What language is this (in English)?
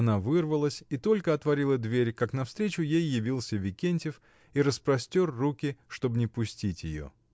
Russian